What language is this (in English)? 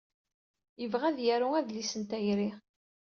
Kabyle